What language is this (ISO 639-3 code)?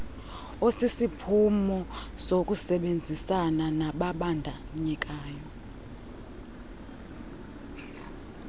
xho